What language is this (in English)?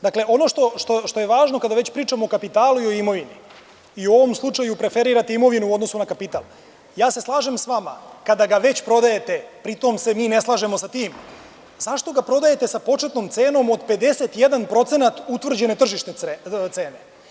Serbian